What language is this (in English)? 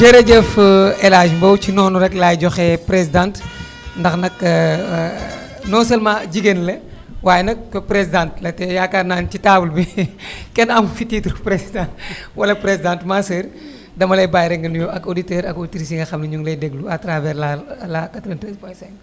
Wolof